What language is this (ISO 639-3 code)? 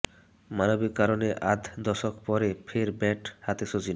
ben